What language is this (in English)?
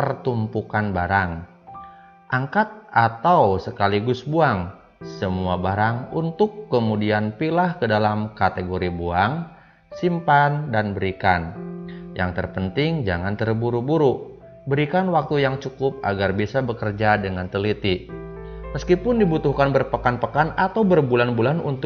Indonesian